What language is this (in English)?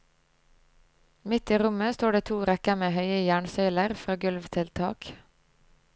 Norwegian